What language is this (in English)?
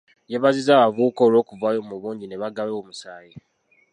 Ganda